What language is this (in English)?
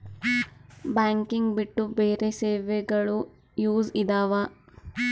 Kannada